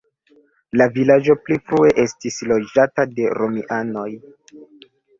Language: Esperanto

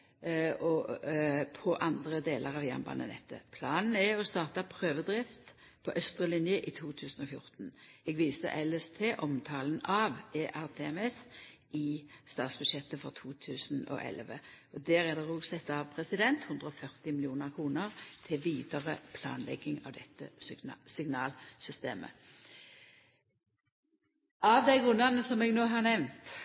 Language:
Norwegian Nynorsk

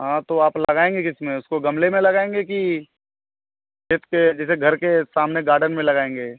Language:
Hindi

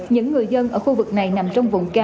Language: Vietnamese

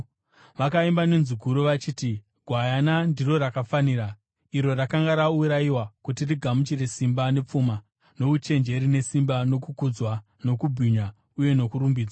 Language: Shona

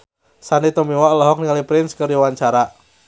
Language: Sundanese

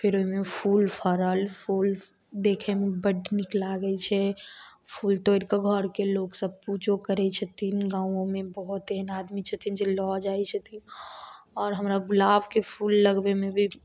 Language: Maithili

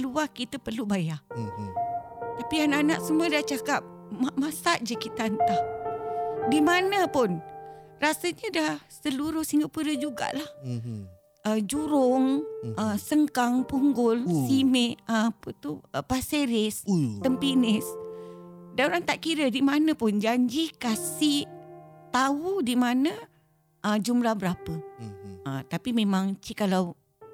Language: Malay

